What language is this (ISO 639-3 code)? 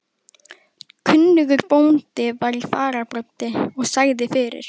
isl